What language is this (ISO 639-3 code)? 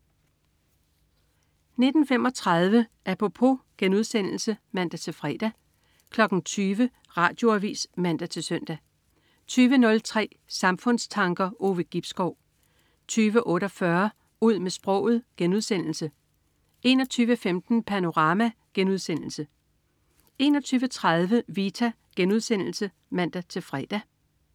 dan